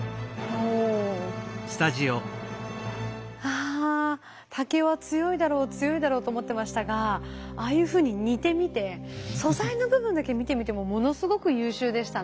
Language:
Japanese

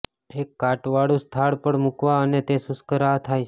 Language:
Gujarati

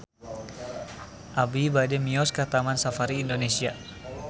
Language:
Sundanese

